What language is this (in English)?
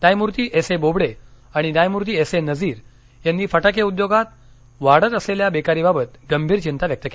Marathi